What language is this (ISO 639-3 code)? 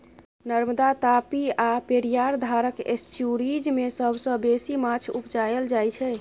mai